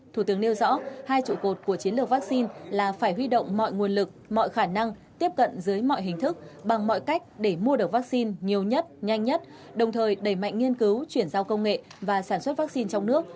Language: Vietnamese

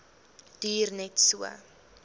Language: Afrikaans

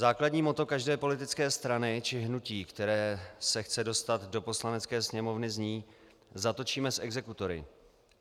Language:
Czech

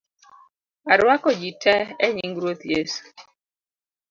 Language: Luo (Kenya and Tanzania)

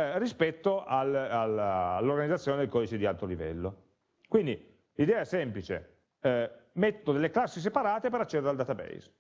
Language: Italian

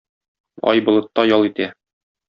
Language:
Tatar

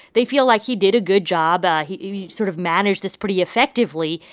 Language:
English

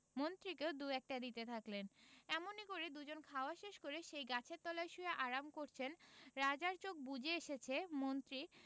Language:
Bangla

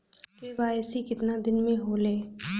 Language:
Bhojpuri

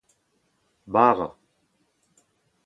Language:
Breton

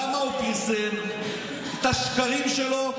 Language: Hebrew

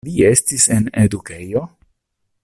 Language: Esperanto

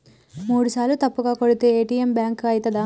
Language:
Telugu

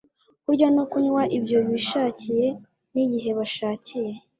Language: Kinyarwanda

